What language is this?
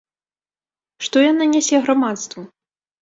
Belarusian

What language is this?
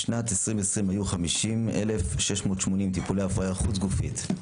Hebrew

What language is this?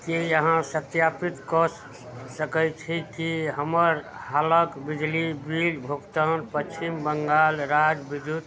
Maithili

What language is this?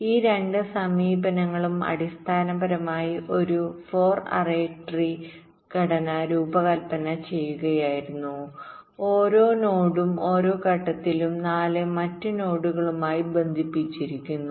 Malayalam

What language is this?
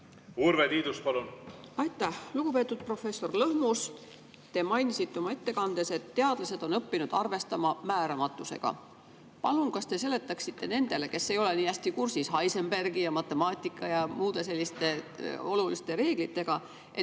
Estonian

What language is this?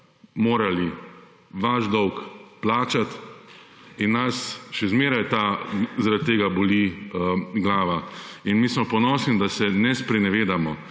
Slovenian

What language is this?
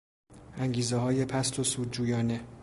Persian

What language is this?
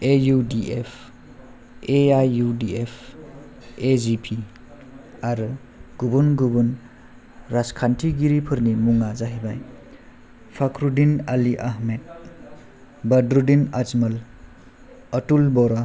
Bodo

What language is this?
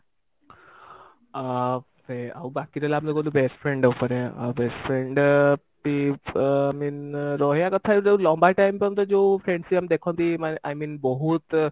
Odia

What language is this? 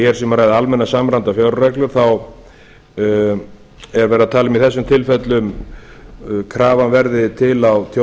Icelandic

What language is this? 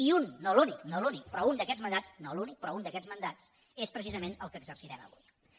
Catalan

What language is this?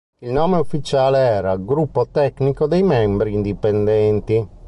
Italian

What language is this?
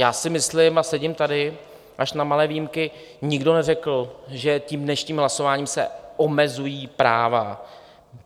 Czech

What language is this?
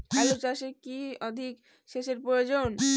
Bangla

